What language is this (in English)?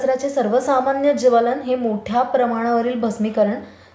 Marathi